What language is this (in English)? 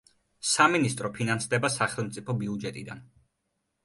Georgian